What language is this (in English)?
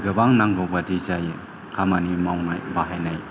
Bodo